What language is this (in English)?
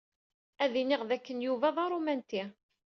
Kabyle